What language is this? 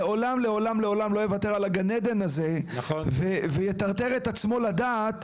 Hebrew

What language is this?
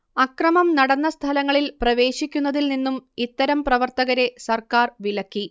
Malayalam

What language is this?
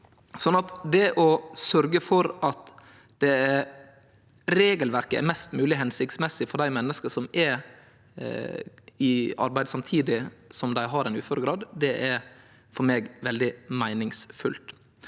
Norwegian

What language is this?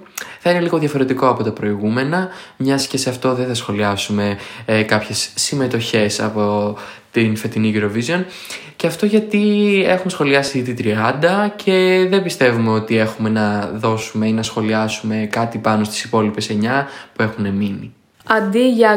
Greek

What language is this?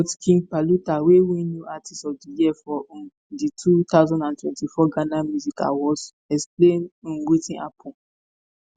Nigerian Pidgin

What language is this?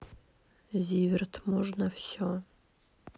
Russian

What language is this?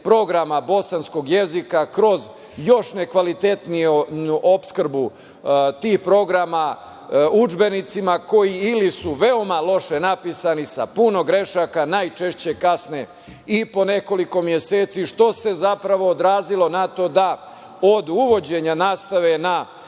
Serbian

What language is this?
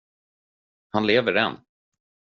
Swedish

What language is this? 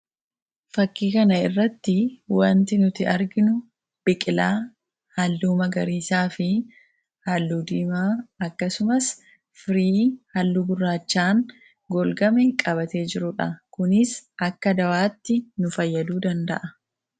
Oromo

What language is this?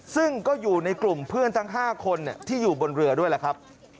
Thai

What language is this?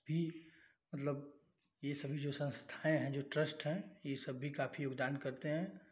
Hindi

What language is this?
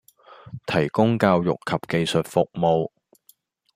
Cantonese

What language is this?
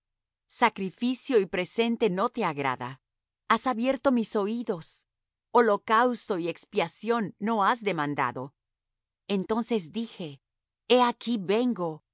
Spanish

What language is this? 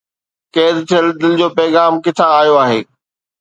Sindhi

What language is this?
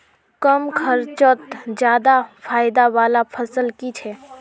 Magahi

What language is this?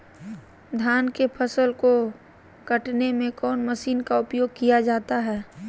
Magahi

